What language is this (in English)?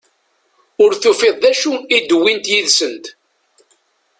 Kabyle